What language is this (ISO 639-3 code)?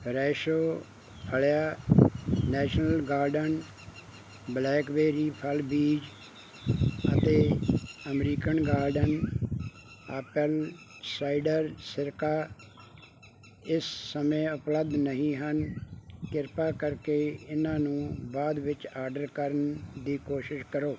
pan